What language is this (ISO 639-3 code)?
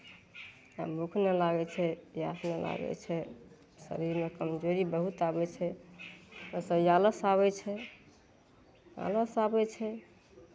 mai